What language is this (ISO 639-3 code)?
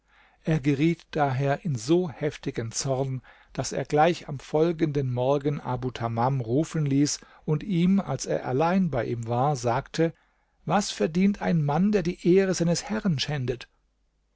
deu